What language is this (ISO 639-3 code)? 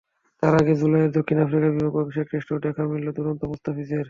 ben